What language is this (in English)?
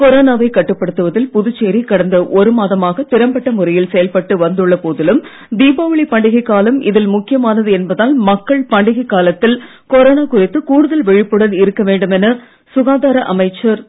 Tamil